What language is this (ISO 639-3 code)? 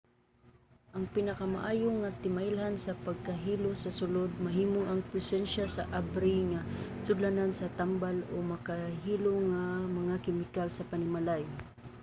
ceb